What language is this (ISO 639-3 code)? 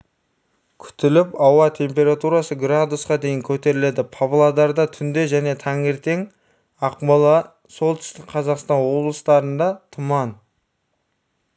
kaz